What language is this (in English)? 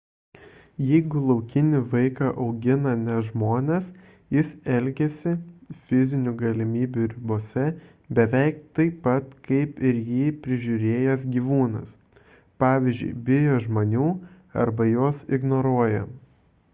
Lithuanian